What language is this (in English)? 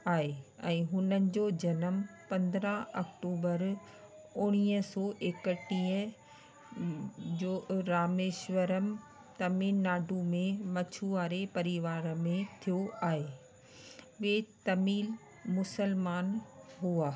Sindhi